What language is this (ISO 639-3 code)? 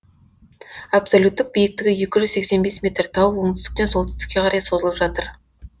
kaz